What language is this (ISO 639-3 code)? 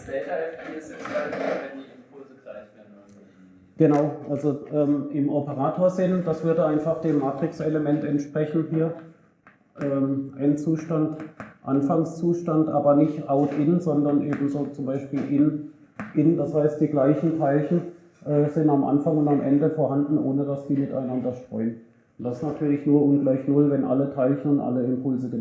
deu